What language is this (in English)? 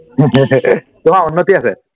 Assamese